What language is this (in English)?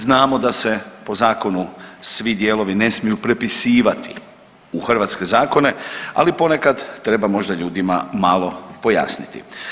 Croatian